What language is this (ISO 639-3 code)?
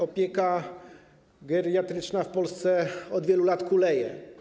pol